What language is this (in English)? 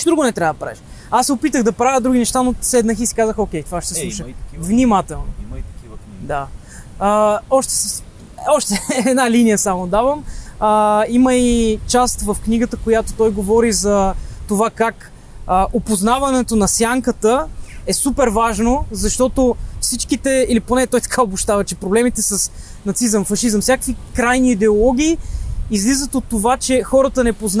Bulgarian